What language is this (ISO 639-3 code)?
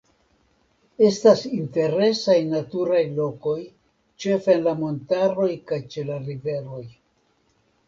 epo